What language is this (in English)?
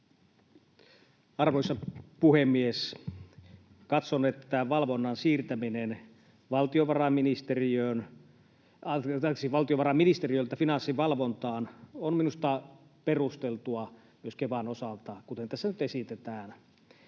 Finnish